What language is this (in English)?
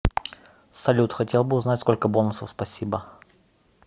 Russian